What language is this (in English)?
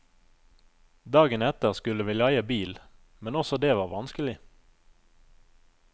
Norwegian